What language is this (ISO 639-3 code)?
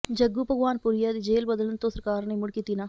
pan